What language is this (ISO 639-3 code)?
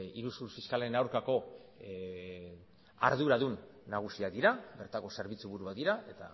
eus